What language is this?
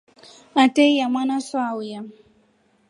Rombo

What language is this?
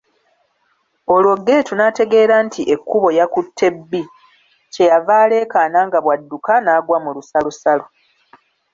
Ganda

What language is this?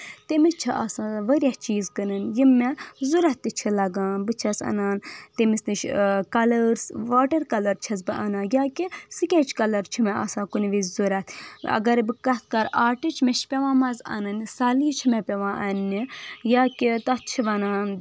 Kashmiri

